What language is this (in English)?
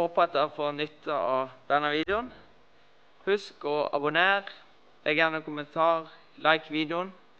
Norwegian